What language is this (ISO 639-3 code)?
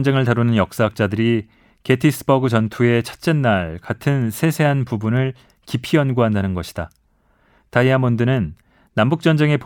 kor